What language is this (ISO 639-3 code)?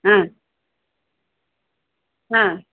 mar